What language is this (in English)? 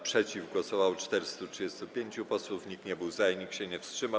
Polish